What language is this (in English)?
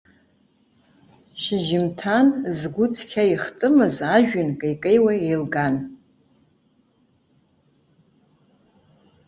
Abkhazian